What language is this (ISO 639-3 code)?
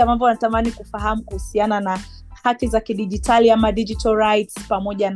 swa